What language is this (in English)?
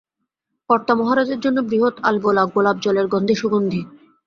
Bangla